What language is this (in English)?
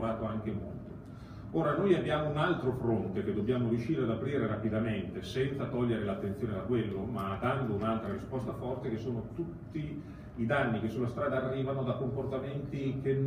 Italian